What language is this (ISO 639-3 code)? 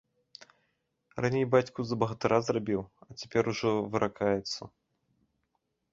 bel